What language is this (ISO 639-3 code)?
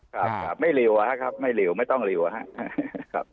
tha